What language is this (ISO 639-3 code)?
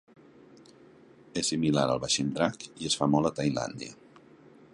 cat